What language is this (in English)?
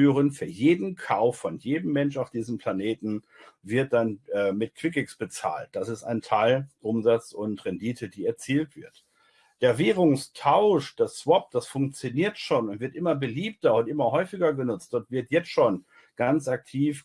German